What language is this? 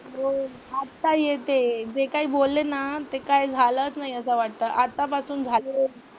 Marathi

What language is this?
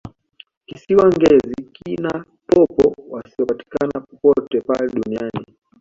Swahili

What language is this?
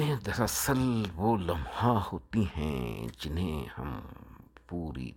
Urdu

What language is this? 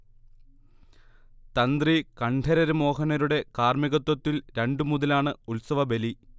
Malayalam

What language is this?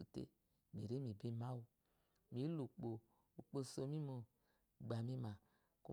Eloyi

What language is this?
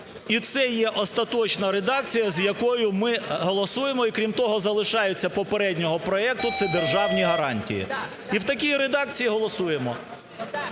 Ukrainian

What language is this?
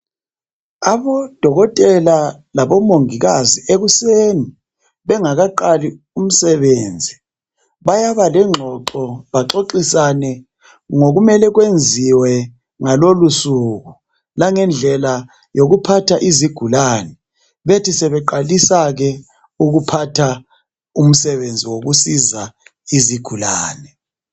North Ndebele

